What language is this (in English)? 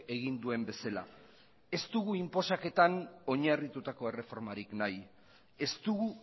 Basque